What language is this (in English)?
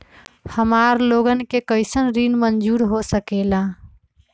Magahi